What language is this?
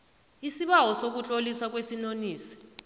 South Ndebele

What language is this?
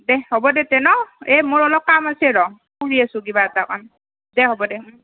Assamese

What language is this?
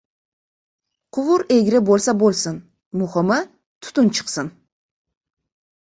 Uzbek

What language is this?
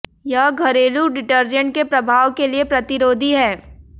Hindi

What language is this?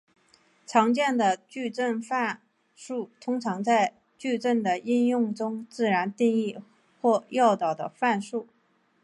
Chinese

